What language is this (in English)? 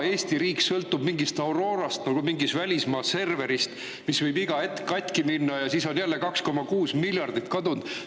Estonian